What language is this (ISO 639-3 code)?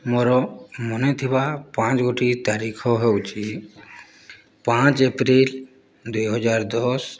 ori